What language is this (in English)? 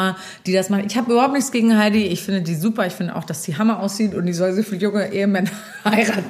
German